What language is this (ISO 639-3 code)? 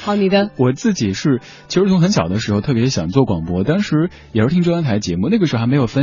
zho